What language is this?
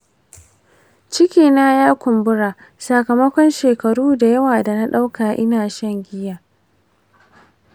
Hausa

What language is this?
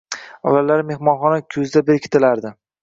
Uzbek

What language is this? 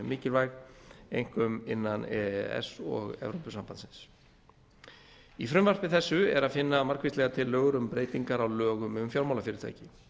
Icelandic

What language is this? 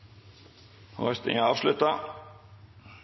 Norwegian Nynorsk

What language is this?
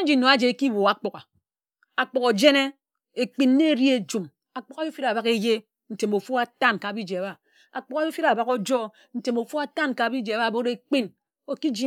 Ejagham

